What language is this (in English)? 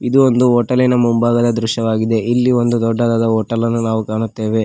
Kannada